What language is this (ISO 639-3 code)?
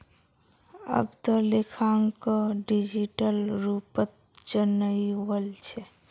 mag